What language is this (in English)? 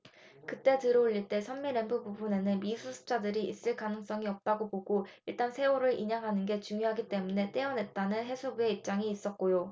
Korean